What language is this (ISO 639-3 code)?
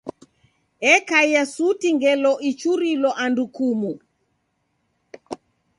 dav